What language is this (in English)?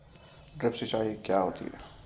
Hindi